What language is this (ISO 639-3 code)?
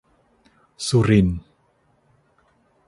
tha